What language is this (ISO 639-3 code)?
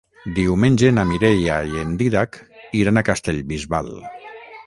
cat